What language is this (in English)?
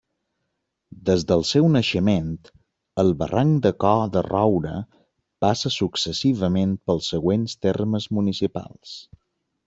Catalan